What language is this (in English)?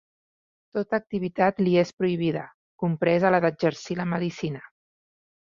Catalan